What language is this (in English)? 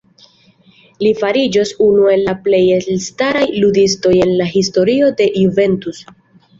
Esperanto